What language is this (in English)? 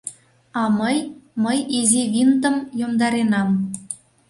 Mari